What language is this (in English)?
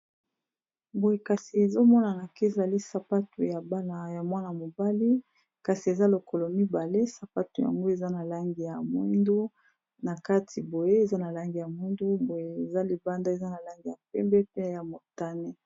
Lingala